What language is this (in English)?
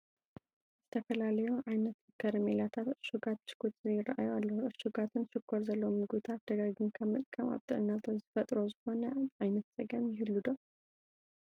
Tigrinya